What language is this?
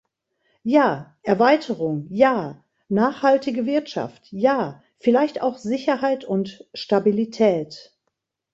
German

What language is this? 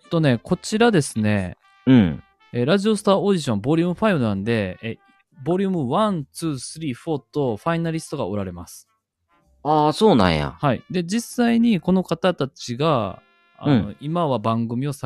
Japanese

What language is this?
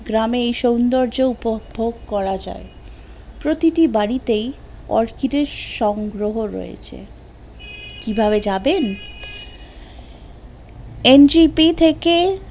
Bangla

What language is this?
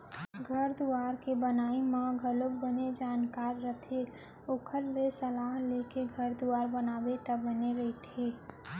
Chhattisgarhi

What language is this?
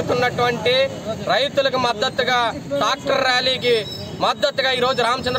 Hindi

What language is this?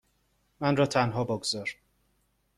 Persian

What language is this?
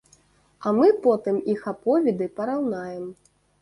Belarusian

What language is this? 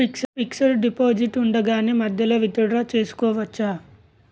Telugu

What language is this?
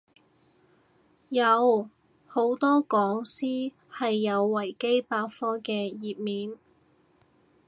Cantonese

